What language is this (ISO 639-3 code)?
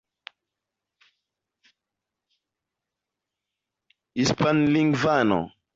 epo